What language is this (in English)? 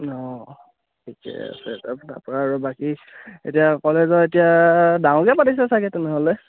Assamese